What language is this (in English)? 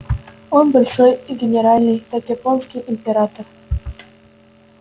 Russian